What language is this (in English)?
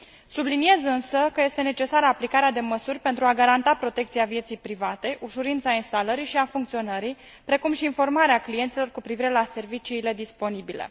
Romanian